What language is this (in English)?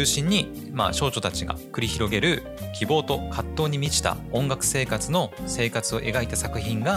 Japanese